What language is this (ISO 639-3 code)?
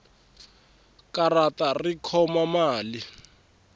tso